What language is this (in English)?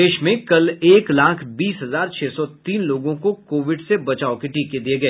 Hindi